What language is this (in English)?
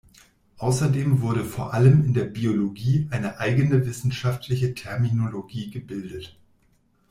German